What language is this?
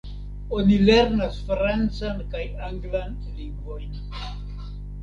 Esperanto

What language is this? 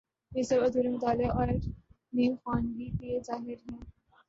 Urdu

